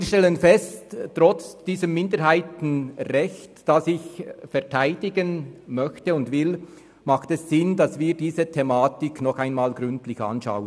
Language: Swiss German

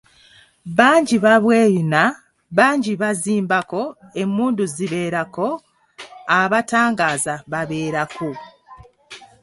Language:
Ganda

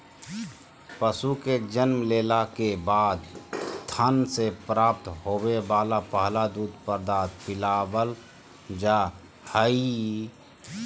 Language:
Magahi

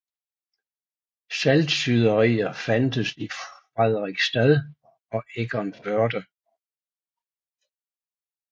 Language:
Danish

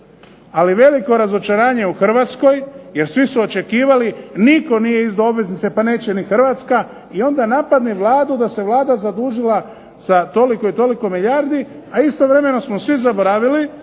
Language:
Croatian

